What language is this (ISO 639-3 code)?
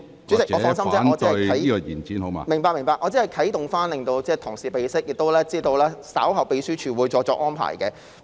yue